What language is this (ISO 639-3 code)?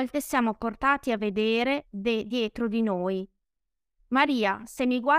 ita